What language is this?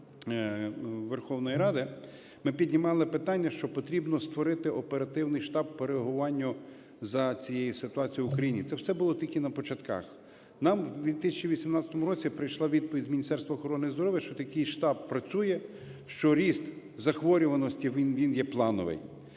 Ukrainian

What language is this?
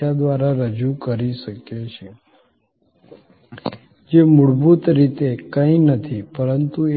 Gujarati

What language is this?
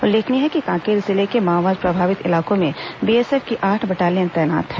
Hindi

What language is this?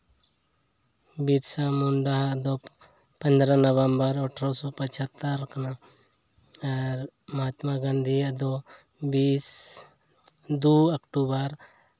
Santali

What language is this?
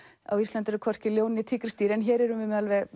Icelandic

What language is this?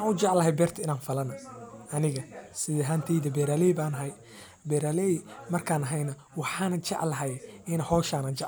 Somali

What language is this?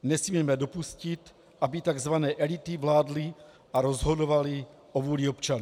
Czech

